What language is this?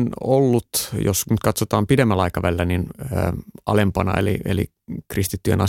Finnish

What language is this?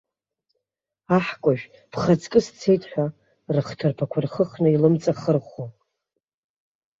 Abkhazian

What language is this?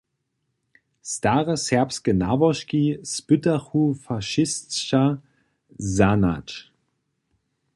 Upper Sorbian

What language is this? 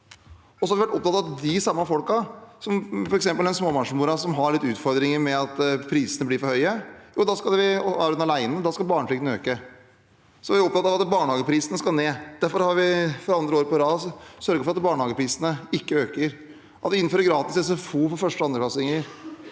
Norwegian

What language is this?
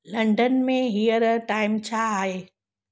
Sindhi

